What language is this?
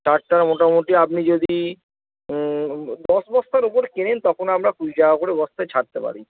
Bangla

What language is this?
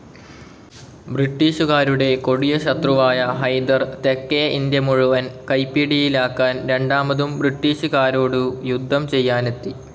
Malayalam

